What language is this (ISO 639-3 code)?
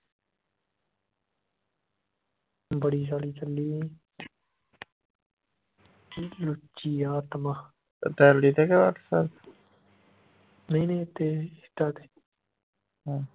pan